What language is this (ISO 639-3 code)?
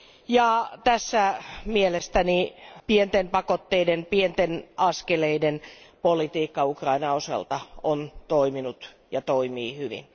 fin